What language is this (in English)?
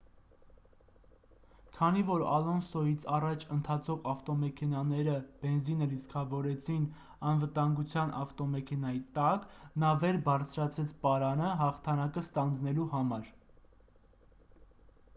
Armenian